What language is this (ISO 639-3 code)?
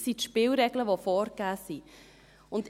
gsw